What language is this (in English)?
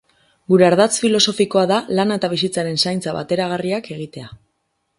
Basque